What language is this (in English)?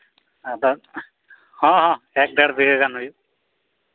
Santali